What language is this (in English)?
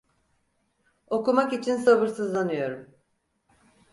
Turkish